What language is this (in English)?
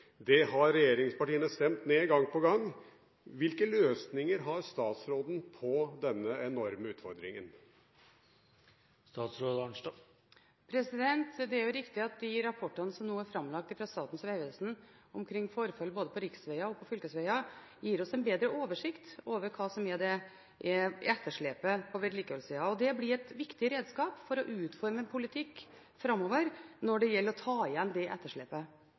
Norwegian Bokmål